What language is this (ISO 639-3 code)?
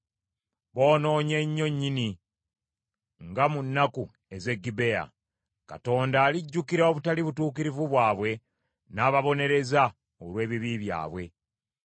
lug